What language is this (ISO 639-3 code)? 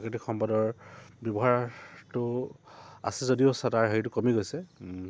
asm